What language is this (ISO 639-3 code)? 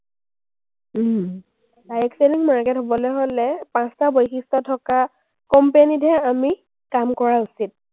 asm